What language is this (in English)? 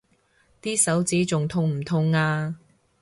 Cantonese